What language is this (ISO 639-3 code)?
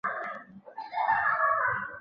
zho